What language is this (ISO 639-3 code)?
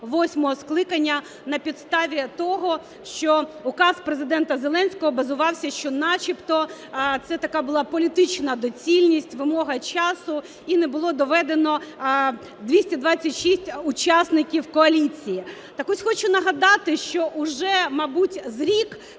ukr